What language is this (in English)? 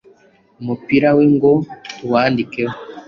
Kinyarwanda